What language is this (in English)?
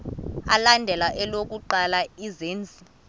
Xhosa